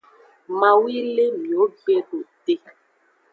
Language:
Aja (Benin)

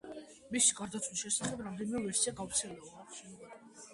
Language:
Georgian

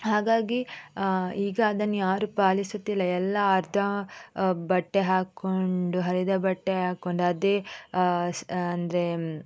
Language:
Kannada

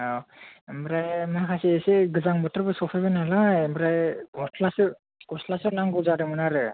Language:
Bodo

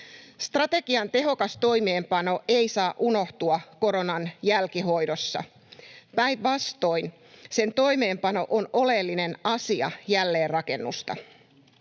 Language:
Finnish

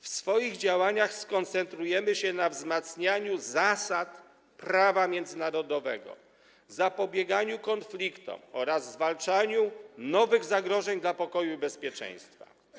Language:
Polish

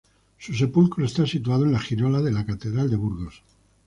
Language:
Spanish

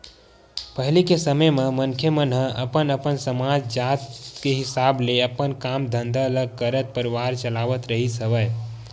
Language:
Chhattisgarhi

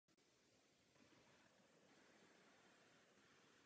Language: Czech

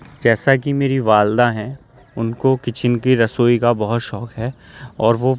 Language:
Urdu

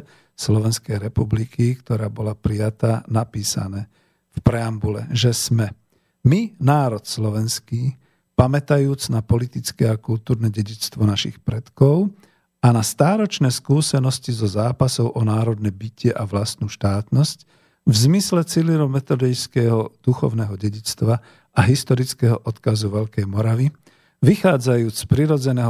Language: Slovak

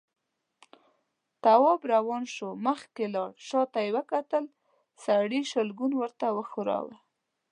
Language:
Pashto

